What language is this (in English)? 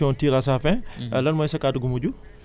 Wolof